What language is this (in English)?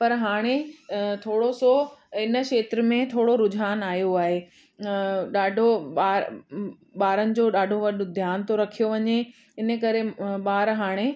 Sindhi